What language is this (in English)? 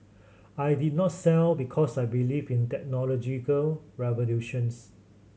English